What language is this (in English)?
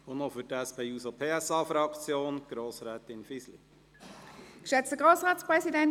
Swiss German